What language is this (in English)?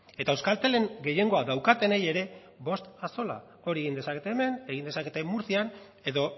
Basque